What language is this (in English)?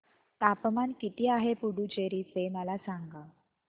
Marathi